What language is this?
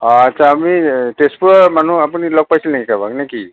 Assamese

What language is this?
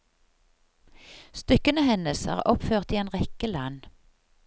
Norwegian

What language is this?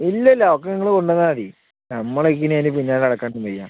Malayalam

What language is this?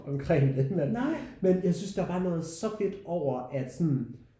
Danish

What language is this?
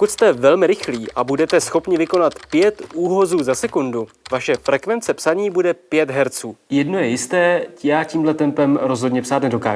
Czech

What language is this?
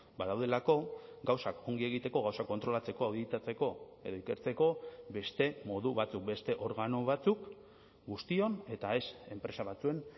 Basque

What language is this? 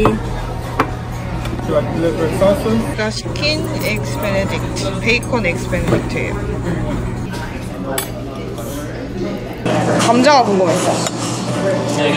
Korean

